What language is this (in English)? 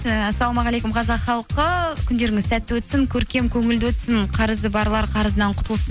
Kazakh